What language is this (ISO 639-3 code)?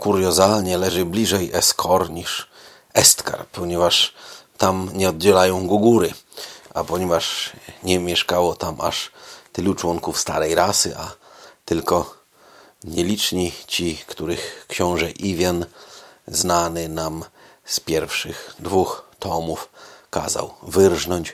pol